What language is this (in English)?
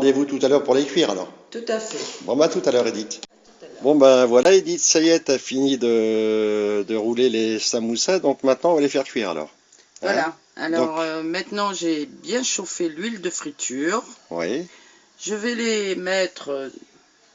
French